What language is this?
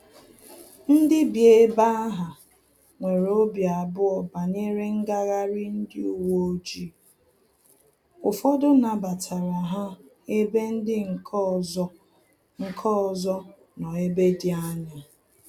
Igbo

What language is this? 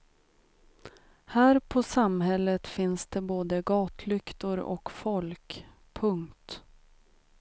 Swedish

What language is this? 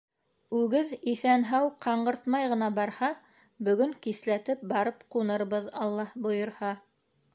Bashkir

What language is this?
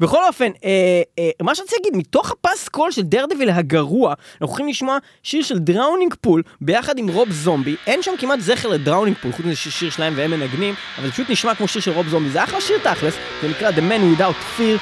Hebrew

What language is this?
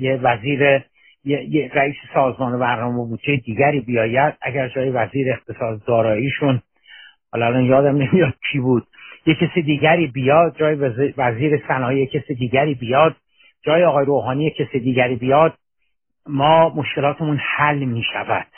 Persian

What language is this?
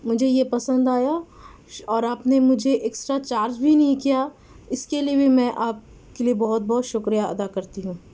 Urdu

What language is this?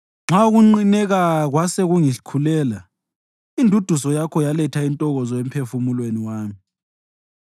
North Ndebele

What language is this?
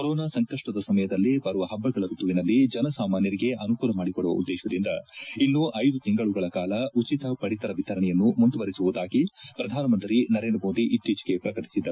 Kannada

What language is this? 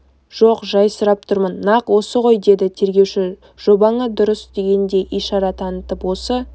Kazakh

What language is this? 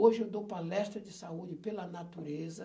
Portuguese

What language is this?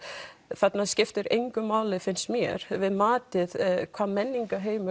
Icelandic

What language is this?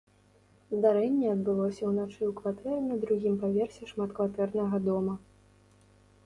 Belarusian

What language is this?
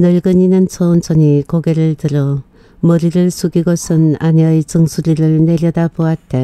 Korean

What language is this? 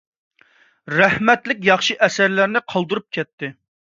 Uyghur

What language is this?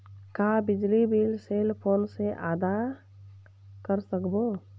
Chhattisgarhi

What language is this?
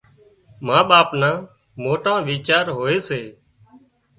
Wadiyara Koli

